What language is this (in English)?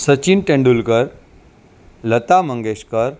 Gujarati